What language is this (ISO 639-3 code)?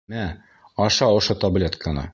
bak